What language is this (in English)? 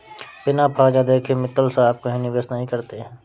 Hindi